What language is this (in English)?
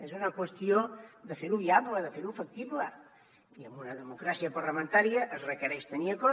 Catalan